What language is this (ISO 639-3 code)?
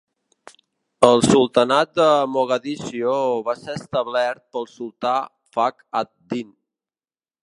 cat